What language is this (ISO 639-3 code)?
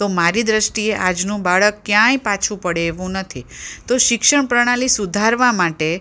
guj